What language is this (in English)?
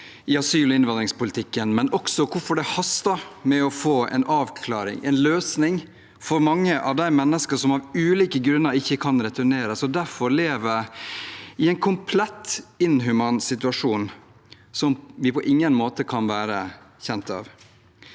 Norwegian